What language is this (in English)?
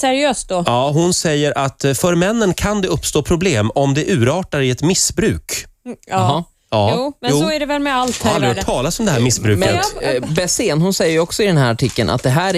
Swedish